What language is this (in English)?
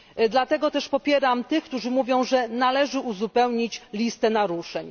Polish